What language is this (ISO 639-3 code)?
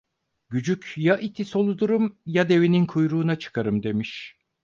tur